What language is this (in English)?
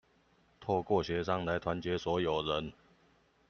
Chinese